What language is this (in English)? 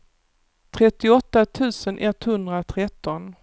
Swedish